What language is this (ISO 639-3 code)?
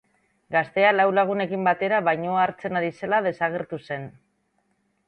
eus